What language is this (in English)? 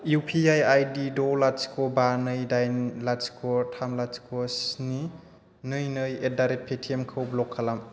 Bodo